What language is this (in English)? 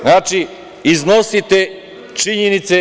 Serbian